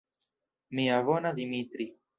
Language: Esperanto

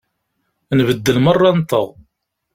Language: Kabyle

